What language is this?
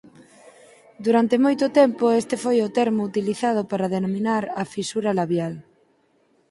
Galician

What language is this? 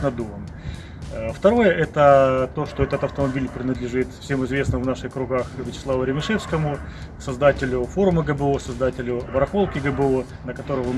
Russian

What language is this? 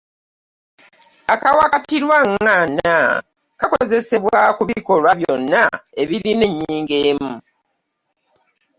Ganda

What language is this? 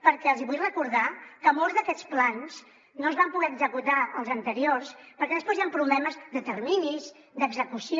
Catalan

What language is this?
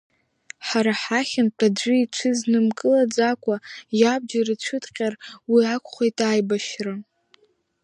Abkhazian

